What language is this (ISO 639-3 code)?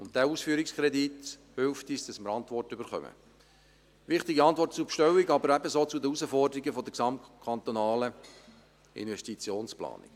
gsw